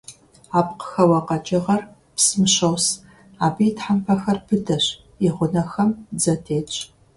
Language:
Kabardian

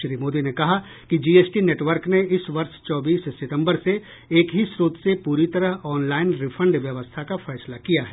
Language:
Hindi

